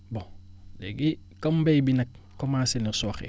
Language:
Wolof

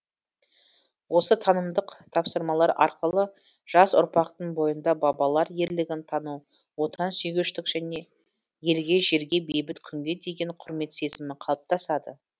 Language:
Kazakh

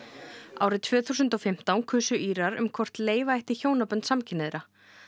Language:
Icelandic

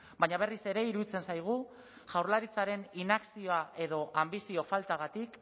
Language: Basque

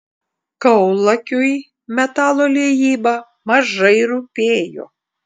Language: Lithuanian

